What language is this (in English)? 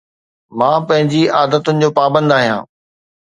Sindhi